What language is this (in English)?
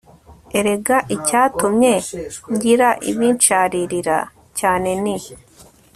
Kinyarwanda